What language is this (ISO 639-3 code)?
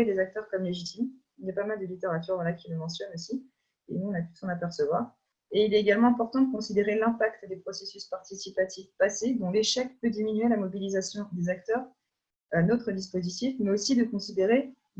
fra